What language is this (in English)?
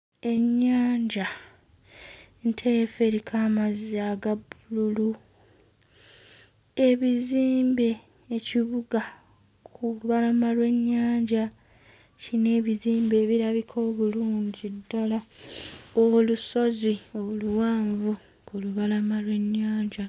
Ganda